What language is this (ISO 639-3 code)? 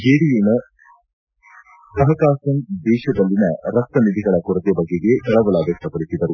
kan